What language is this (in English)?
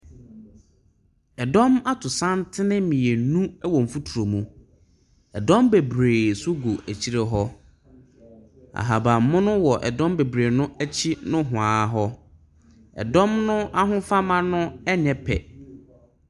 Akan